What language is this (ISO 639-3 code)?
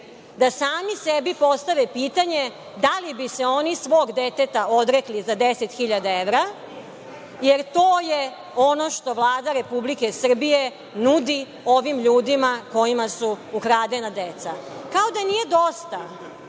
srp